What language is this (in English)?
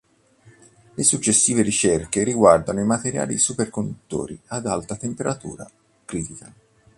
Italian